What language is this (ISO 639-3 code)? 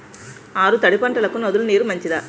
tel